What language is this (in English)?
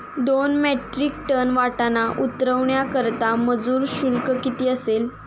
Marathi